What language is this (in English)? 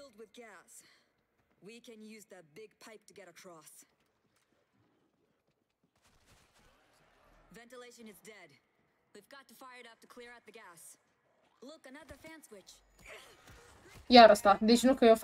Romanian